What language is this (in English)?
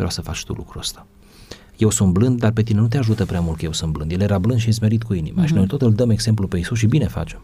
Romanian